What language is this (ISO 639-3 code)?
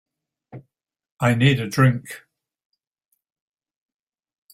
eng